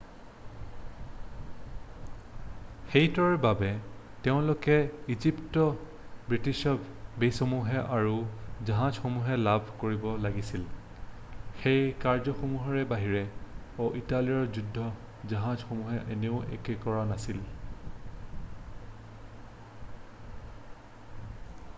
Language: Assamese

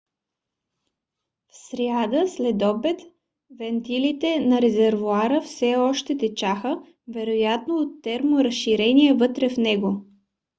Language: Bulgarian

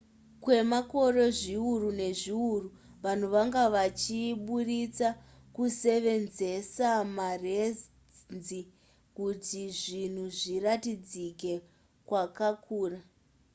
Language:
Shona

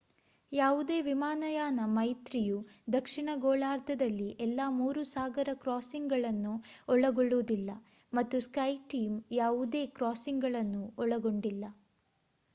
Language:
Kannada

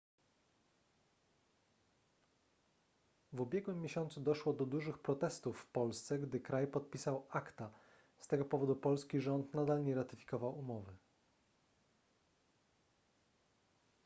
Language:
Polish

